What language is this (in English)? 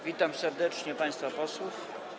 Polish